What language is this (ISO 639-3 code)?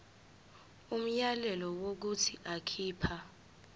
zul